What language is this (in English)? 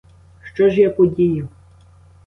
Ukrainian